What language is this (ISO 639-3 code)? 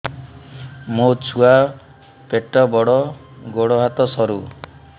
ori